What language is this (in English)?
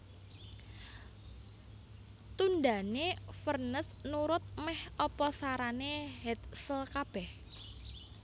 Javanese